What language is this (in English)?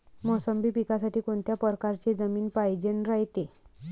Marathi